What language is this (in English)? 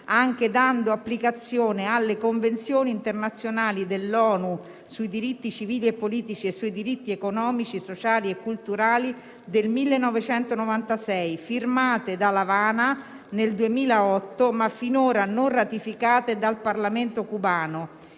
Italian